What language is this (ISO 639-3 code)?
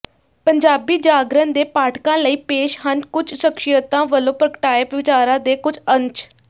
pan